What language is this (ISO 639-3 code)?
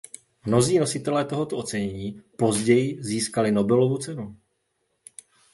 ces